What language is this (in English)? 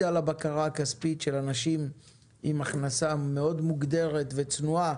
Hebrew